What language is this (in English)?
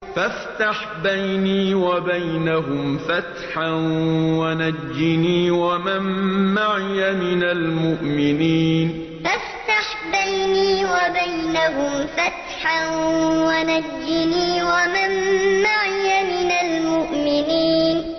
Arabic